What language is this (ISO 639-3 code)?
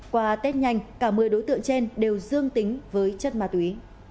vie